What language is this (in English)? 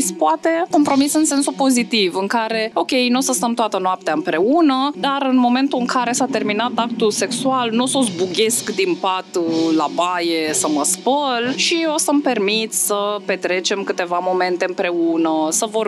Romanian